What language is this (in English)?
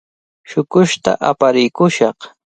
Cajatambo North Lima Quechua